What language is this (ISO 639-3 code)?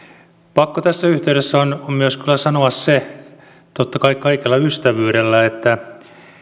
fin